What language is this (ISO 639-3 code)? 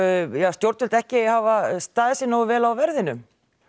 isl